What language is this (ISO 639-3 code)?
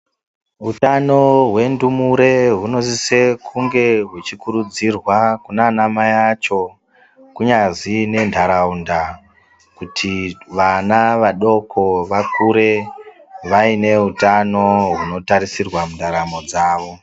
ndc